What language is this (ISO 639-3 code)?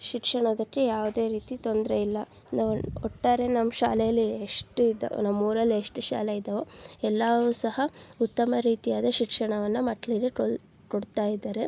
kan